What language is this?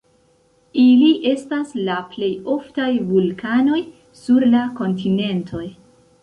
Esperanto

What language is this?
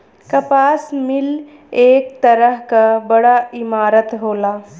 Bhojpuri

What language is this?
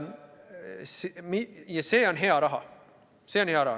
Estonian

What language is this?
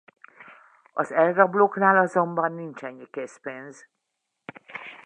Hungarian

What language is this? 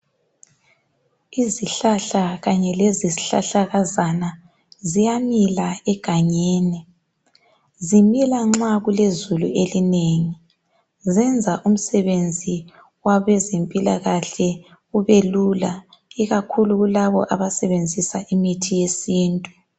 North Ndebele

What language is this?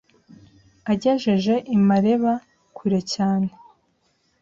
Kinyarwanda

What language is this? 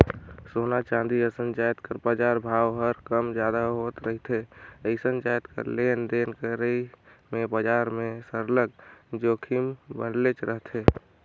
Chhattisgarhi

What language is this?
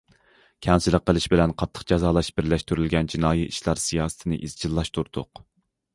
Uyghur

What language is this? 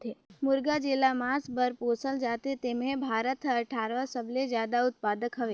Chhattisgarhi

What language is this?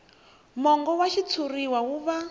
Tsonga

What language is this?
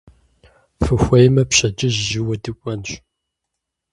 Kabardian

